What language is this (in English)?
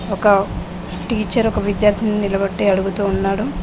Telugu